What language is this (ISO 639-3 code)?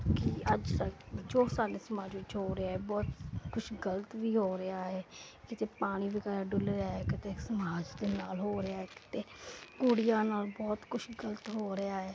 pan